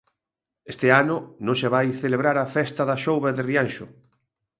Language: Galician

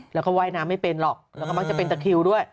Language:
Thai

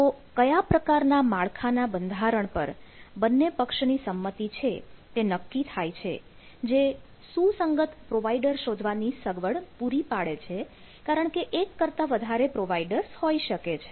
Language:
Gujarati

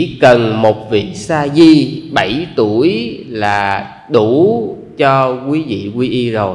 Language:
Vietnamese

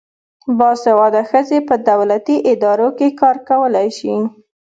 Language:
Pashto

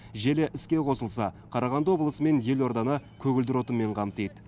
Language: Kazakh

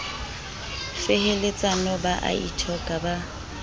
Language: Southern Sotho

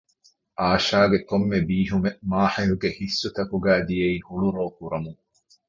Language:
Divehi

